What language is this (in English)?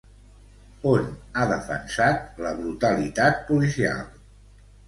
Catalan